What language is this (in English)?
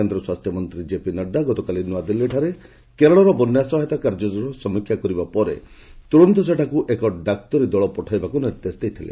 Odia